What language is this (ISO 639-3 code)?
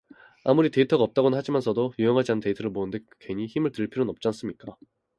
kor